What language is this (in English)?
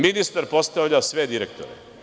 Serbian